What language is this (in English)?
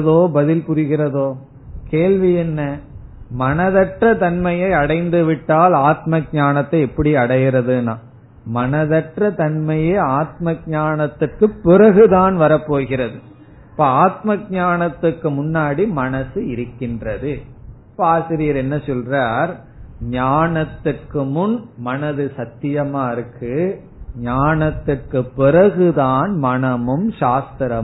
Tamil